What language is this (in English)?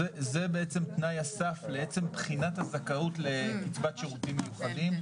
Hebrew